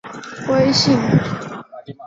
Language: Chinese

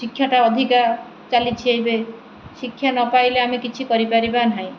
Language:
Odia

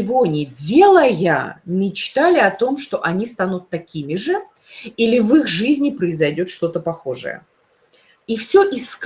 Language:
Russian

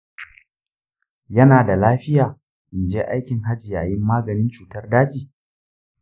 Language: Hausa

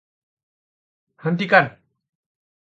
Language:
Indonesian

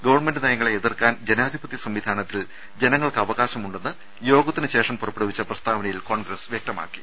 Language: Malayalam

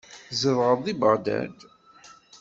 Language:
Kabyle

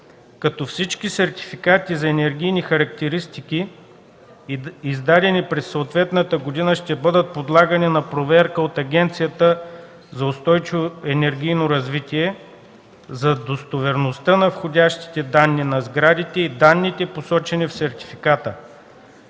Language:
Bulgarian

